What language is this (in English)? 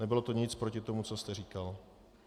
Czech